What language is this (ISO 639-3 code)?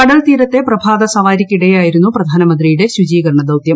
mal